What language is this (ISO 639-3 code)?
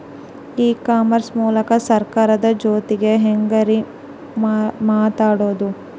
kan